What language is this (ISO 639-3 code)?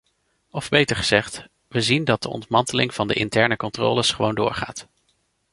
nld